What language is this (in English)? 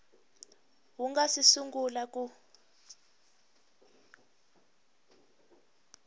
Tsonga